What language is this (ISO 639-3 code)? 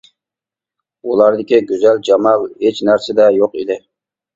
uig